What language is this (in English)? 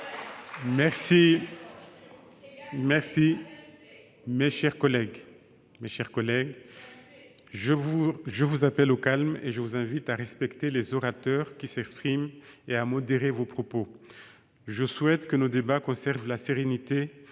French